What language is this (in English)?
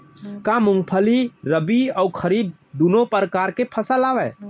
Chhattisgarhi